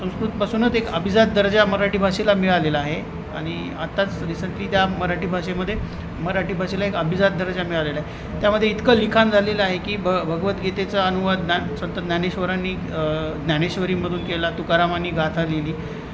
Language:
Marathi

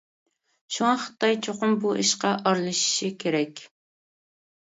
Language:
Uyghur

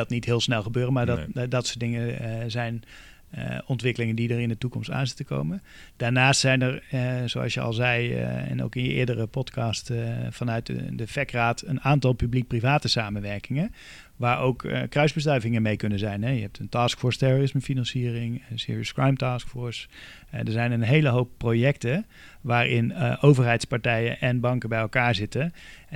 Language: Dutch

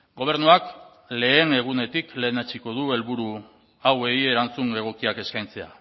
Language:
Basque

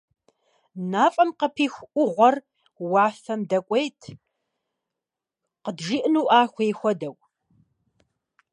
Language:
Russian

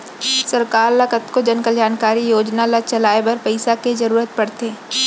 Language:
Chhattisgarhi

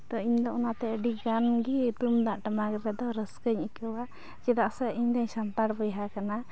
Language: Santali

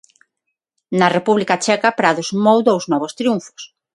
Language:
Galician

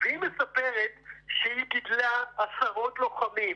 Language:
Hebrew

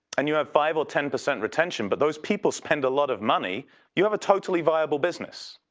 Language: English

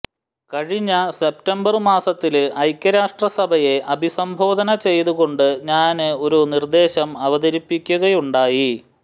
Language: Malayalam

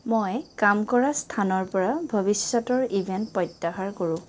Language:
Assamese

